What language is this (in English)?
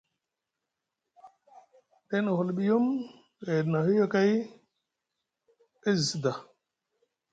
Musgu